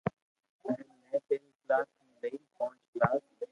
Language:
Loarki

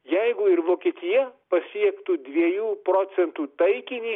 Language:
Lithuanian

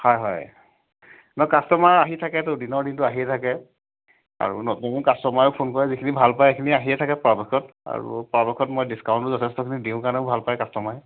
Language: Assamese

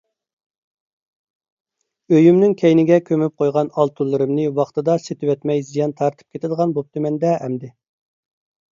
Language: Uyghur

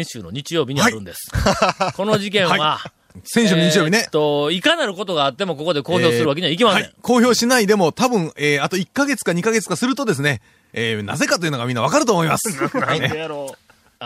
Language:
Japanese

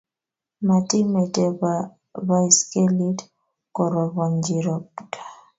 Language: Kalenjin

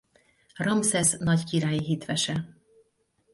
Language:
Hungarian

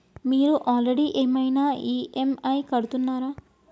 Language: Telugu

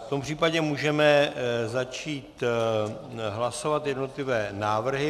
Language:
Czech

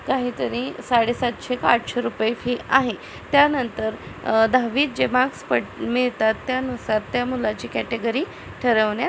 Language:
Marathi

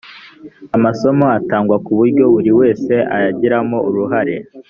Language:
Kinyarwanda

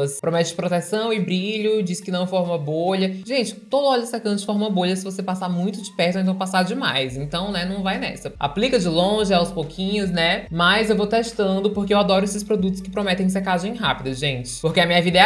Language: Portuguese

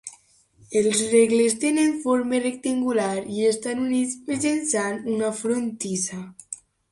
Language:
Catalan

